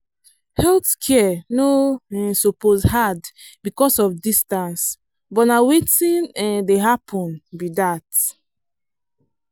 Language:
Nigerian Pidgin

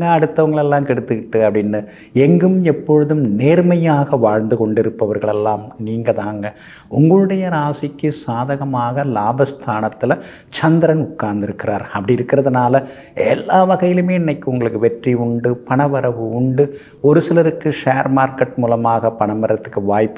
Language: Tamil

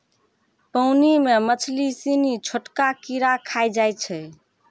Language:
Maithili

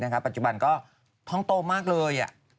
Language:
Thai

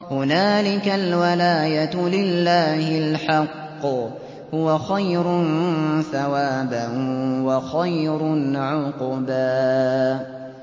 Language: Arabic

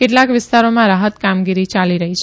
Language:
Gujarati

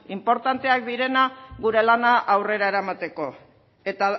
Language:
Basque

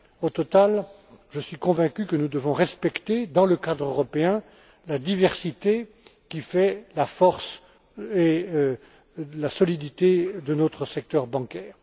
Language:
French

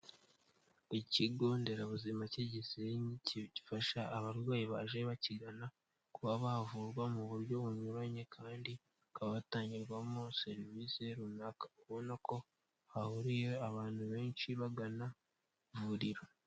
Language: Kinyarwanda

